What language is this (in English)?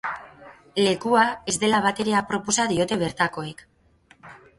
Basque